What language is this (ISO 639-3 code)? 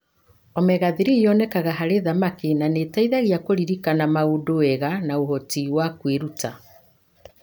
kik